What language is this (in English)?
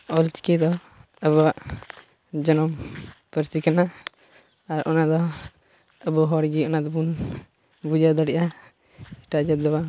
Santali